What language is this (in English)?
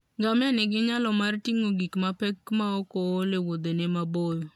Luo (Kenya and Tanzania)